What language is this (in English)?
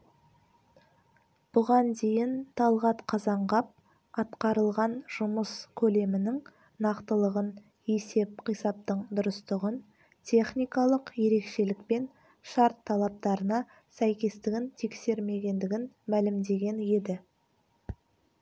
Kazakh